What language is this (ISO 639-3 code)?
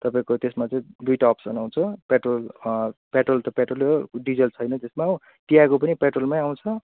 nep